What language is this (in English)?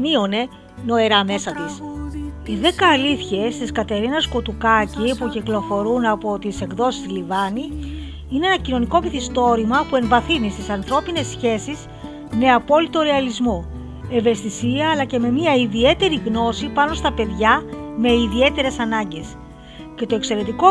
Greek